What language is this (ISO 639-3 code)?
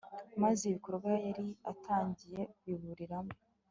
kin